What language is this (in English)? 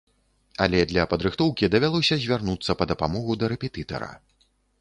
Belarusian